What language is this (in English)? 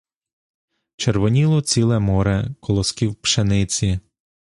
Ukrainian